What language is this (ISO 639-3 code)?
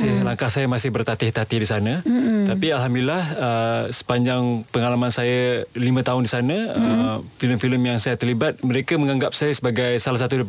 msa